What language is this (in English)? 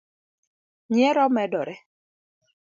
Luo (Kenya and Tanzania)